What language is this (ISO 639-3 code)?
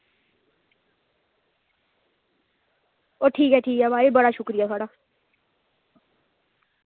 doi